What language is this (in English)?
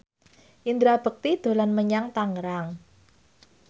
Javanese